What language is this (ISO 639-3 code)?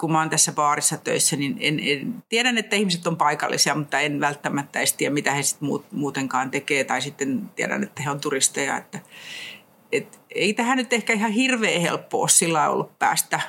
fin